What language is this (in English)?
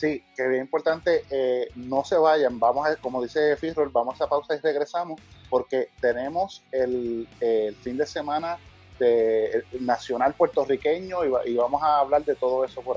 Spanish